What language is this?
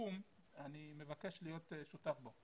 Hebrew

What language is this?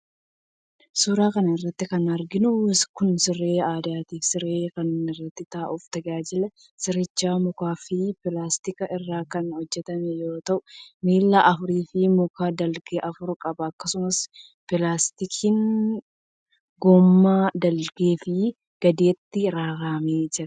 Oromo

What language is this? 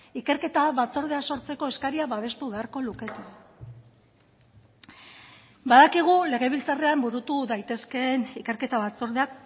Basque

